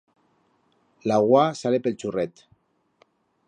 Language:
Aragonese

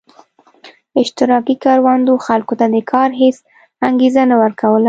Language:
Pashto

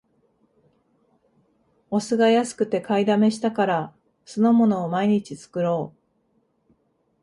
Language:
Japanese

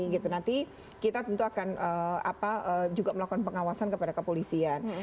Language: Indonesian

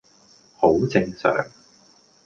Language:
Cantonese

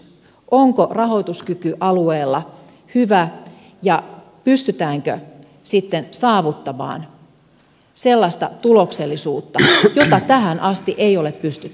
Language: Finnish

